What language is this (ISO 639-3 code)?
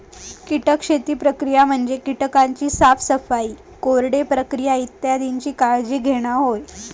mar